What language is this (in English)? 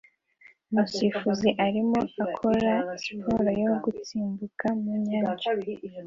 Kinyarwanda